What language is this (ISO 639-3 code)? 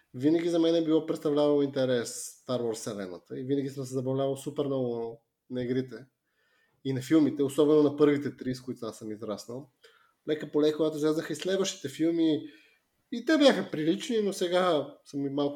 bul